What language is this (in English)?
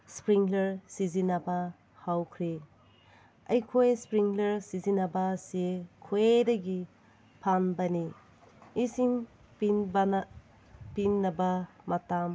Manipuri